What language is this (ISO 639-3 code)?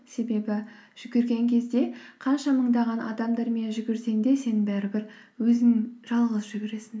kaz